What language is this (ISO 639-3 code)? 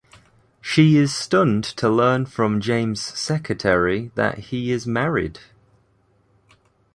eng